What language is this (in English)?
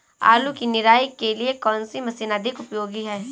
Hindi